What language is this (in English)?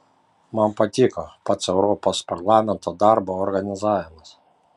Lithuanian